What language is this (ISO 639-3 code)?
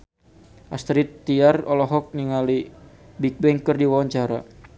sun